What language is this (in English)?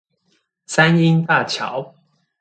Chinese